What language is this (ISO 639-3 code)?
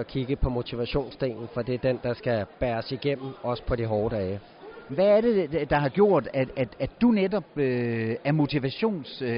dan